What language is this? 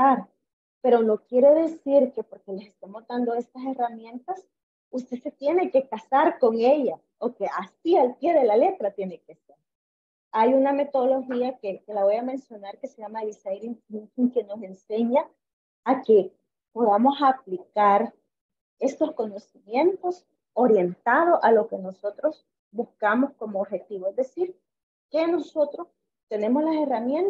Spanish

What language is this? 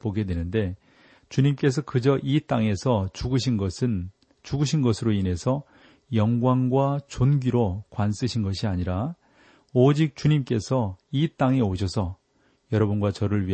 Korean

